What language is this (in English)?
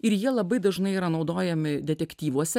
Lithuanian